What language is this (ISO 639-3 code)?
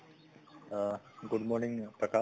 asm